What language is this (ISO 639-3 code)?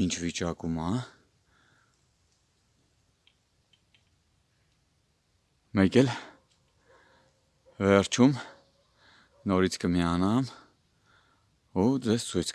tur